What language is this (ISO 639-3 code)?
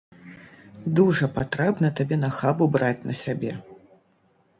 bel